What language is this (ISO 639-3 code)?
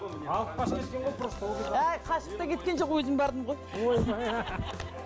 kaz